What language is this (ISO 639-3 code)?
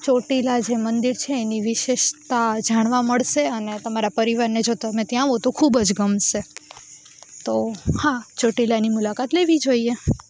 guj